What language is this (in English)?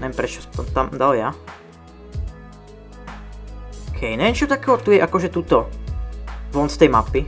Czech